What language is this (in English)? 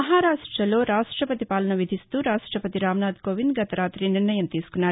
Telugu